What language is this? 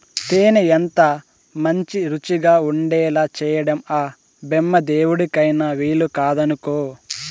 Telugu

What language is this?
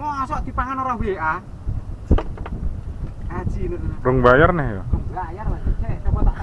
Indonesian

